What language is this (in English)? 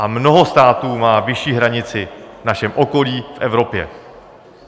Czech